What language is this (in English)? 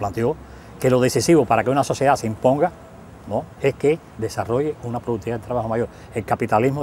Spanish